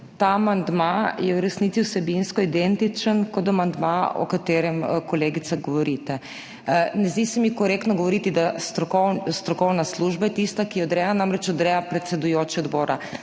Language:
Slovenian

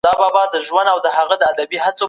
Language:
Pashto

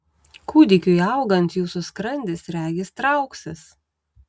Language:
Lithuanian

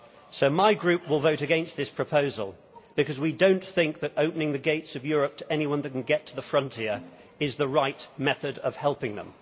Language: English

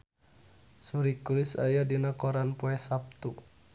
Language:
Sundanese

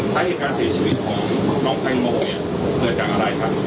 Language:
Thai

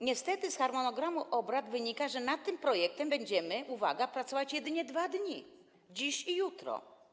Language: Polish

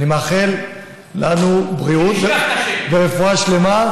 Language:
Hebrew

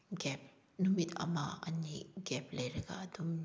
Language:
Manipuri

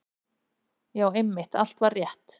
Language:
Icelandic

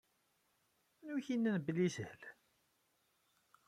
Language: Kabyle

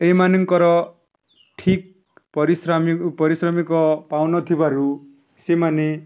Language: Odia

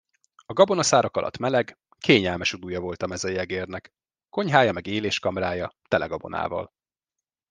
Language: Hungarian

